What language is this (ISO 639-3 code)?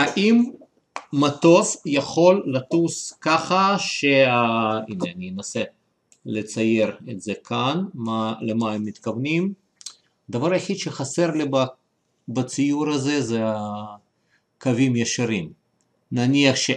heb